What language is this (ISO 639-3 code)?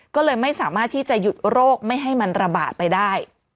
tha